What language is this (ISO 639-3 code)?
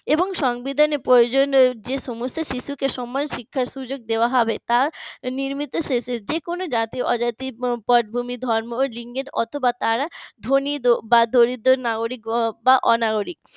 ben